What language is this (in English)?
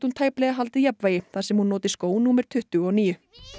Icelandic